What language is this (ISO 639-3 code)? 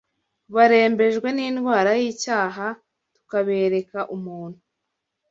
kin